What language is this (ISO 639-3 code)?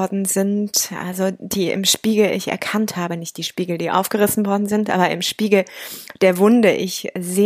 deu